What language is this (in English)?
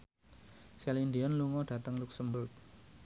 Javanese